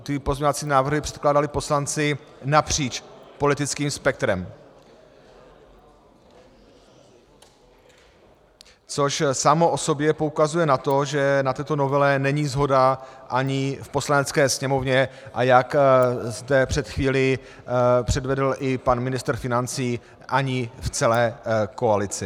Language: Czech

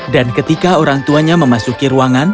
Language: Indonesian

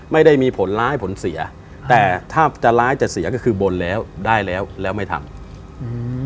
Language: Thai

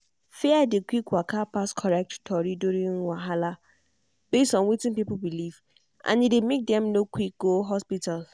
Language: Nigerian Pidgin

